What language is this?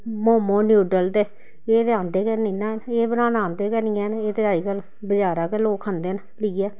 Dogri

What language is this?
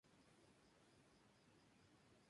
Spanish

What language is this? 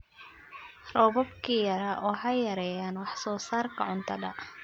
Somali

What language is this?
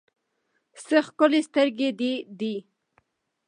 Pashto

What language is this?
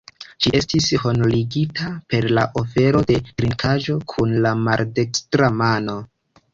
Esperanto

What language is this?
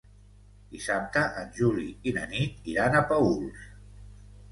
Catalan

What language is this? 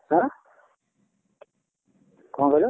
Odia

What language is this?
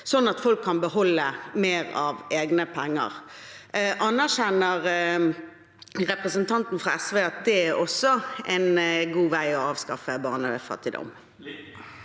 Norwegian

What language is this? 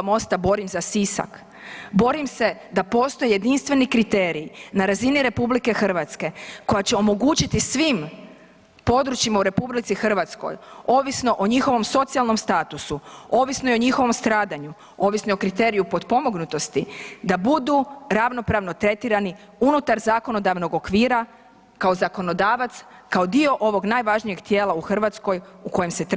Croatian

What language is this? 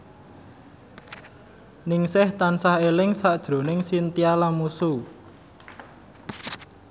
Javanese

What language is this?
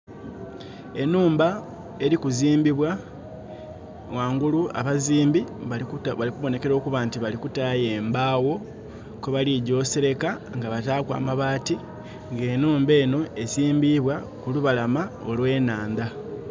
Soga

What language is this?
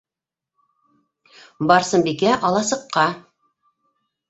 Bashkir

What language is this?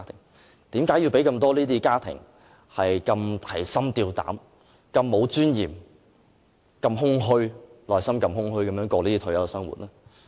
Cantonese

